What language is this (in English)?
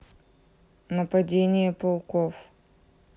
Russian